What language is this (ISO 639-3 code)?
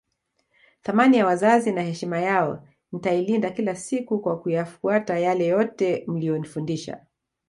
swa